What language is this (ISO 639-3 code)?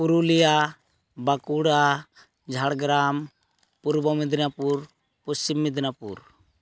sat